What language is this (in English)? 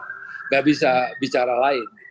Indonesian